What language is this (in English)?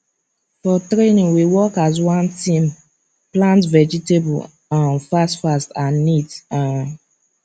Nigerian Pidgin